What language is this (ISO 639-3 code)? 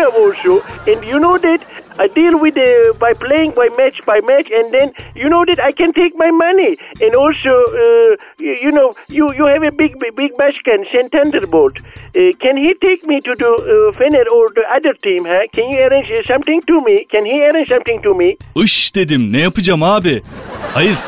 tur